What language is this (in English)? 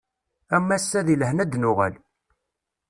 Kabyle